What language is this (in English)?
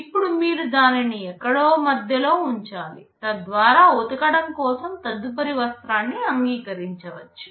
Telugu